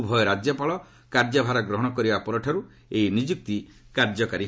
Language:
Odia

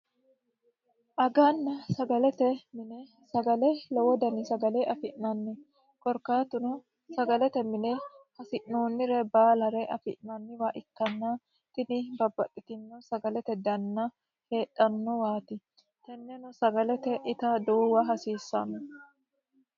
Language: Sidamo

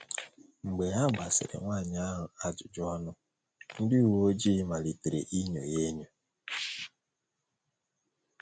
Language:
Igbo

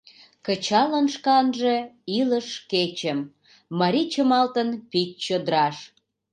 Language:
Mari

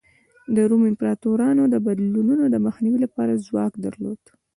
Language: Pashto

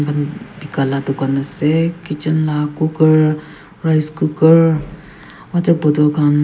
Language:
Naga Pidgin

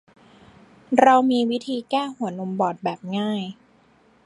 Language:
Thai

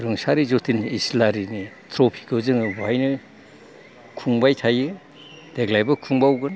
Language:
Bodo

